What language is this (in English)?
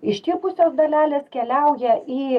Lithuanian